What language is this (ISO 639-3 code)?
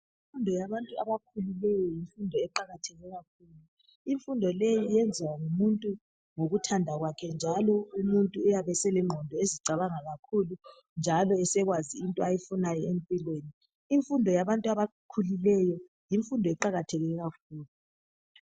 nde